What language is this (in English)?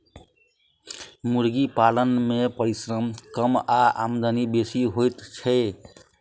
Maithili